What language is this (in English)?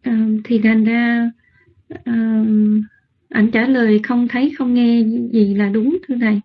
Vietnamese